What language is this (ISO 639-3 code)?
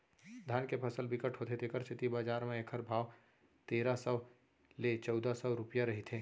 hne